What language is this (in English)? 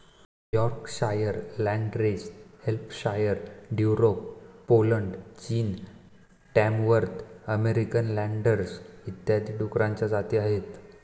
Marathi